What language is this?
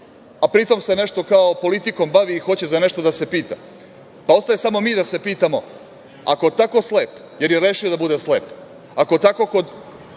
Serbian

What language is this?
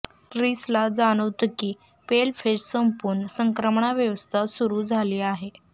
Marathi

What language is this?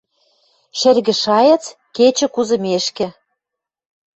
Western Mari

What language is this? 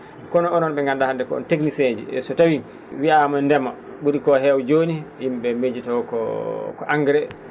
Fula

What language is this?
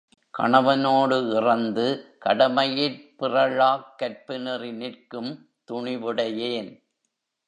Tamil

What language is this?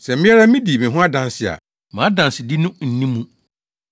Akan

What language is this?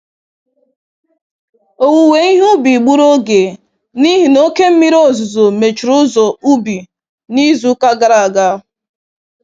Igbo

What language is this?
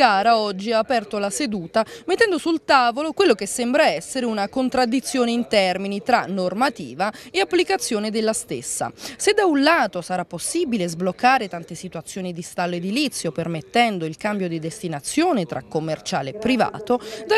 Italian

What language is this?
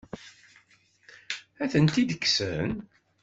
Kabyle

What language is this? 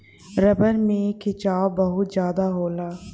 Bhojpuri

